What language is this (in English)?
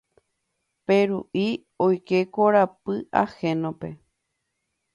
Guarani